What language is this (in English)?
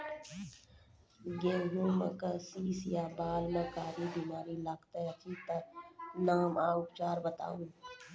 Maithili